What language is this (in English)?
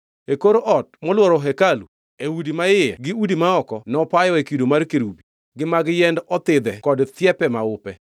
Luo (Kenya and Tanzania)